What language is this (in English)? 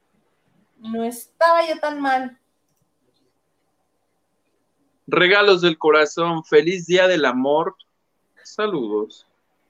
Spanish